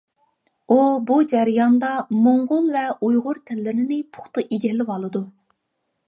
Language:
Uyghur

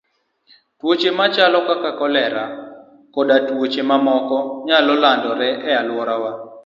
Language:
Luo (Kenya and Tanzania)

